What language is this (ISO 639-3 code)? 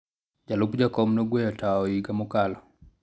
luo